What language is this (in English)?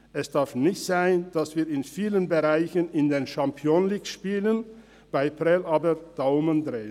Swiss German